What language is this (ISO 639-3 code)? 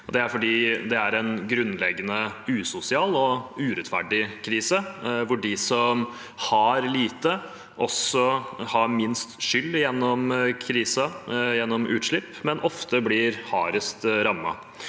nor